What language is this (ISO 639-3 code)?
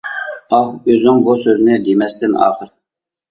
uig